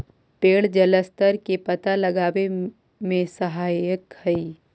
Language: Magahi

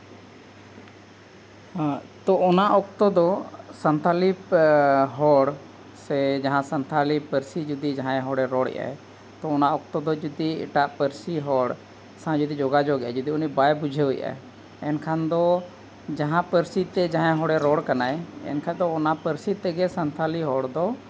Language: Santali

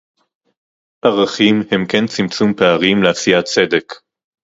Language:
Hebrew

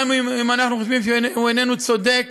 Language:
Hebrew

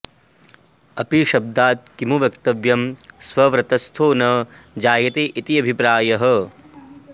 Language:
Sanskrit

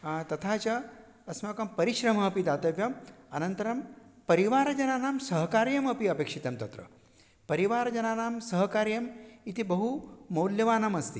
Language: Sanskrit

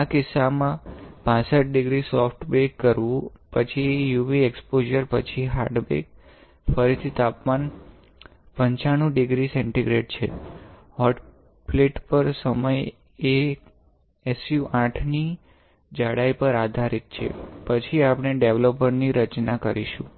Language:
Gujarati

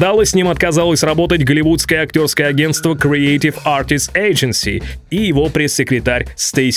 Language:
Russian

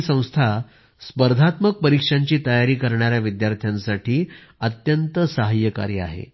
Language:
Marathi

